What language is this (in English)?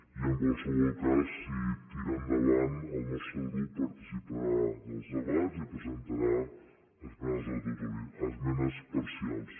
Catalan